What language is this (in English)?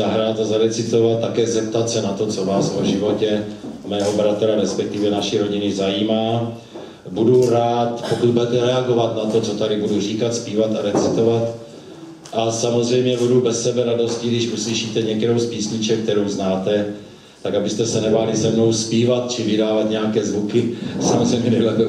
Czech